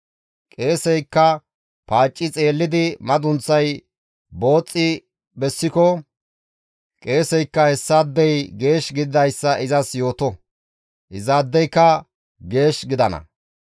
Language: Gamo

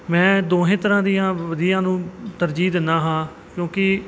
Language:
Punjabi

